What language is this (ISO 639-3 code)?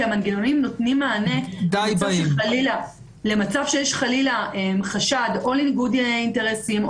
heb